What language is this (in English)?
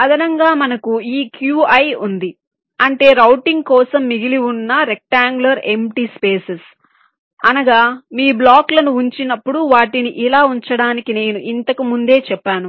Telugu